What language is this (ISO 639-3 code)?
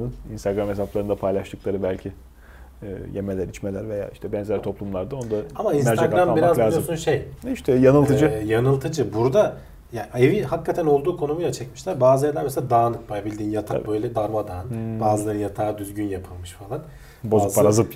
tur